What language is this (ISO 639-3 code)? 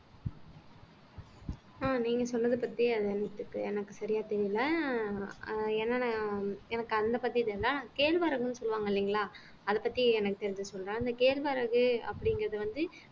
tam